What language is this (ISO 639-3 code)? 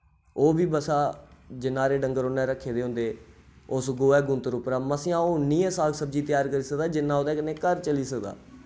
doi